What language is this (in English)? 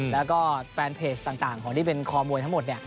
Thai